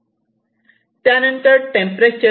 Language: Marathi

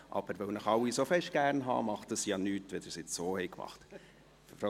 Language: Swiss German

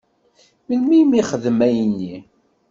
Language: Kabyle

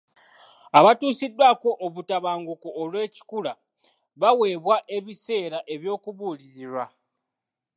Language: Ganda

